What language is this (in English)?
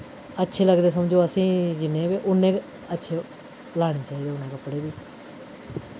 Dogri